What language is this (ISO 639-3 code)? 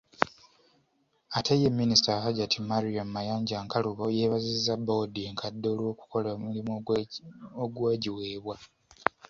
lug